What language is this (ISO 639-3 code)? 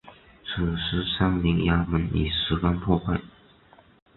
zho